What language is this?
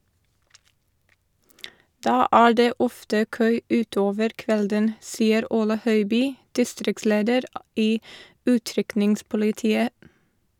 Norwegian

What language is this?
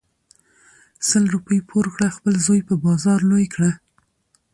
Pashto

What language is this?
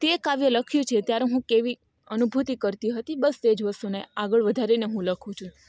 Gujarati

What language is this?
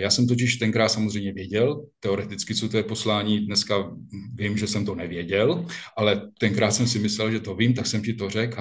Czech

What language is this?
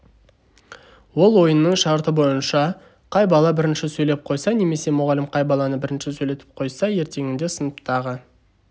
Kazakh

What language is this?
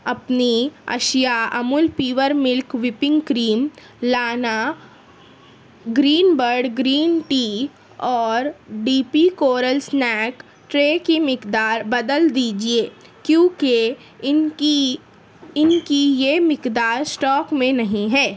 Urdu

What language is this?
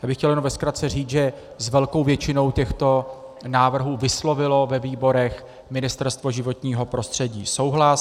Czech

